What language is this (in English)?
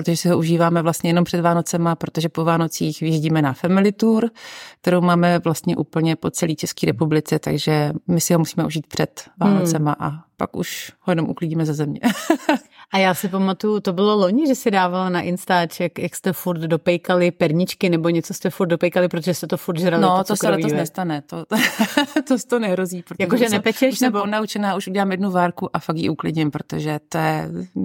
Czech